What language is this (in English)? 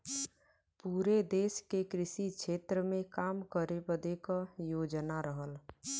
Bhojpuri